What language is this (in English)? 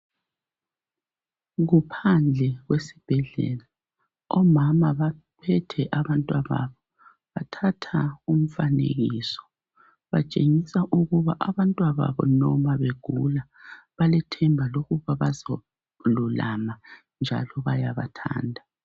North Ndebele